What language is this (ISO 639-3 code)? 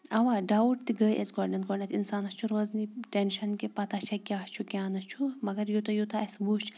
kas